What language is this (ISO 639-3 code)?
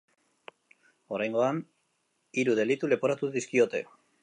eus